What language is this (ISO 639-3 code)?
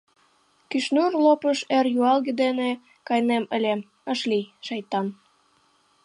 chm